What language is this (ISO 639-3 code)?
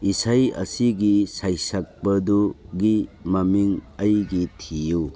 mni